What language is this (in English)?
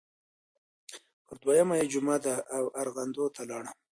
Pashto